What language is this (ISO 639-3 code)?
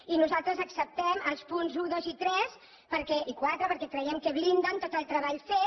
cat